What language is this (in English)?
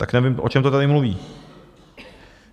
Czech